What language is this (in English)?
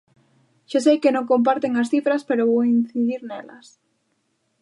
Galician